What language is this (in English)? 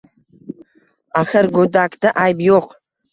Uzbek